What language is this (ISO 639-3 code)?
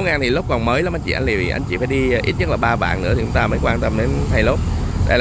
vie